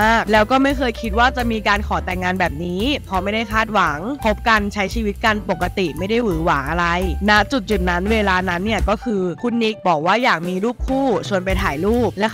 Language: Thai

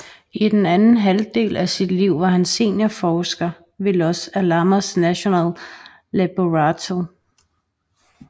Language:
Danish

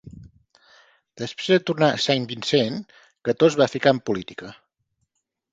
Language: Catalan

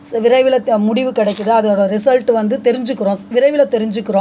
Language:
Tamil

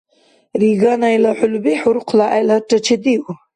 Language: Dargwa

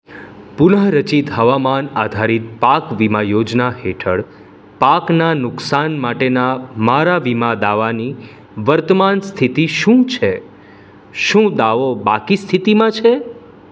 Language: Gujarati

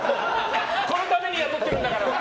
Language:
Japanese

